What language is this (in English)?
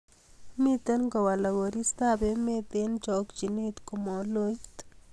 Kalenjin